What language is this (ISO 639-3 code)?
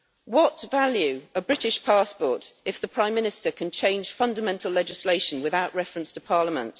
eng